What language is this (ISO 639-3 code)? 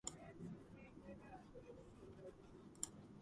kat